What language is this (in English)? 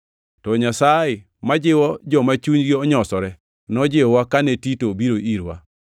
Luo (Kenya and Tanzania)